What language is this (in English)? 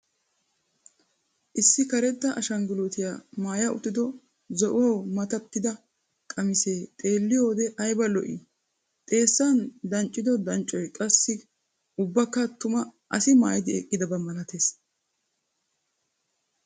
Wolaytta